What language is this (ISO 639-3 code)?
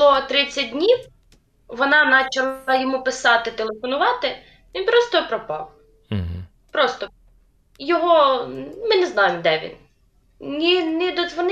ukr